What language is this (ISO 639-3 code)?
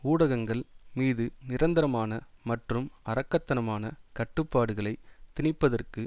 tam